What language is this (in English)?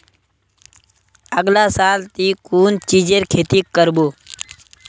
Magahi